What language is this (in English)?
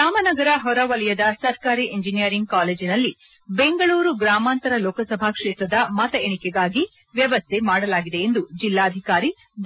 Kannada